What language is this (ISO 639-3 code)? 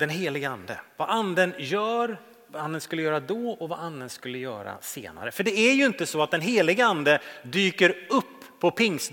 swe